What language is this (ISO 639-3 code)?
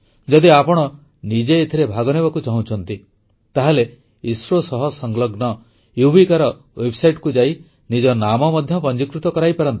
ori